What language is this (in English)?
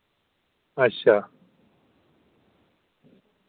Dogri